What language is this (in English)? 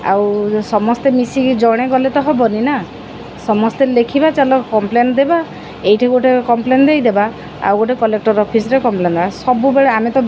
Odia